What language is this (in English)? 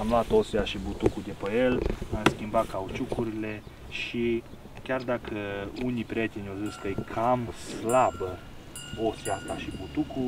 Romanian